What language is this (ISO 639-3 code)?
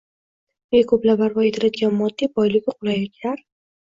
uzb